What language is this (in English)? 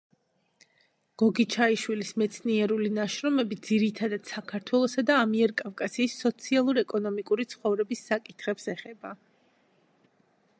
Georgian